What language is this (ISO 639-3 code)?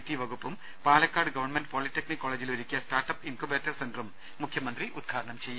mal